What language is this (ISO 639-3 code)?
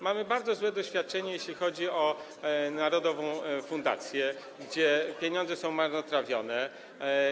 pol